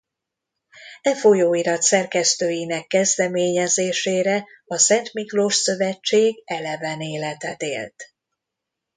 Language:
Hungarian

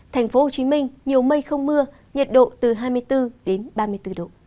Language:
Vietnamese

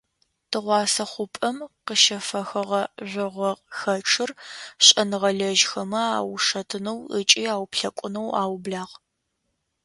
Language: Adyghe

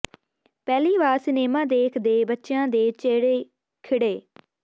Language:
Punjabi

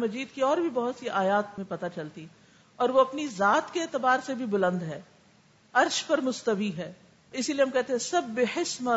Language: Urdu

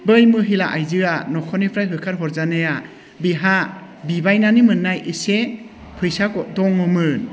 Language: Bodo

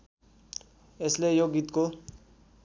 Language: Nepali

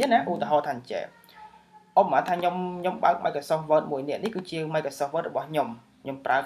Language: Vietnamese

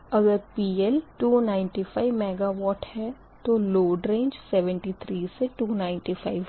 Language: Hindi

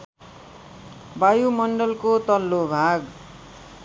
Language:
Nepali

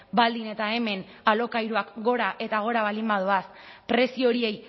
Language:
Basque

